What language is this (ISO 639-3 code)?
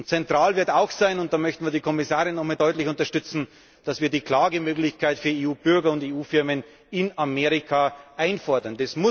deu